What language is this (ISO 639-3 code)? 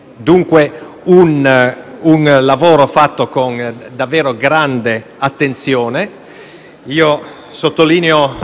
ita